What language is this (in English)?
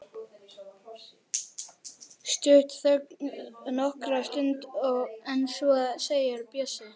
Icelandic